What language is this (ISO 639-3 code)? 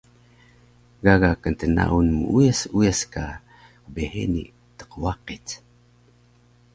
trv